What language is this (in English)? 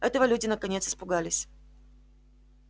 Russian